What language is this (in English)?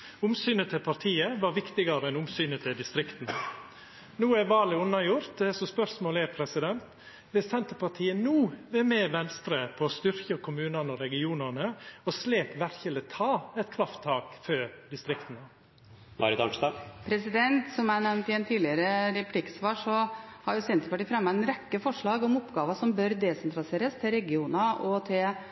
Norwegian